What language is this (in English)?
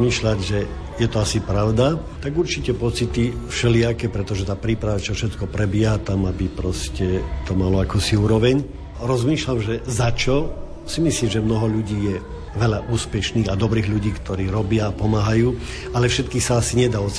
Slovak